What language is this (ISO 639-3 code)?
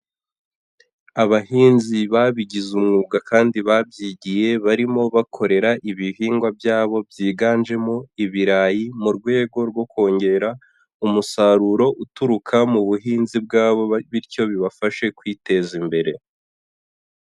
kin